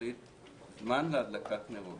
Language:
Hebrew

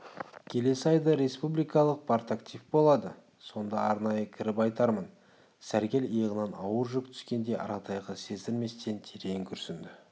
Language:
Kazakh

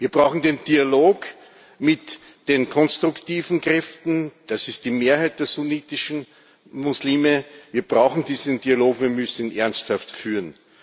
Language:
German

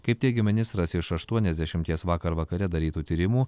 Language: Lithuanian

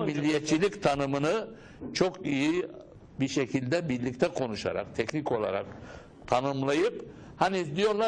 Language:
Turkish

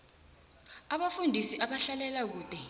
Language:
South Ndebele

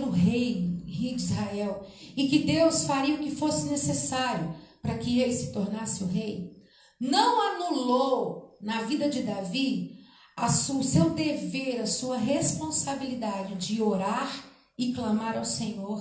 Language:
Portuguese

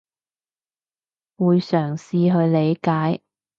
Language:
Cantonese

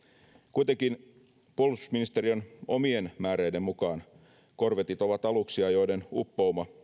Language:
Finnish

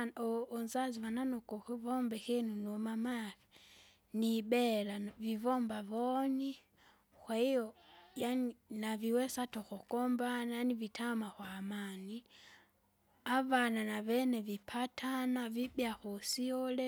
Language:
Kinga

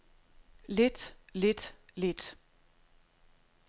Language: Danish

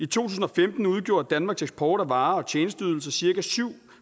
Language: Danish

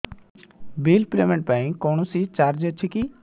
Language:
Odia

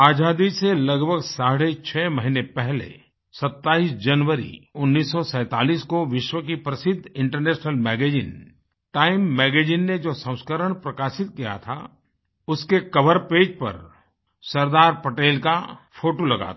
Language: Hindi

